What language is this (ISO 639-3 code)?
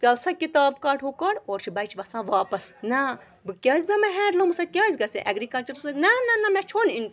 kas